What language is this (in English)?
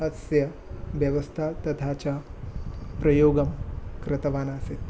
Sanskrit